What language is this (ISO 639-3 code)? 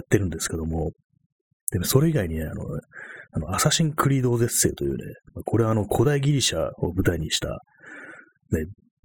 jpn